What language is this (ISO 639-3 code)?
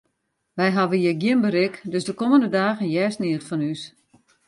fry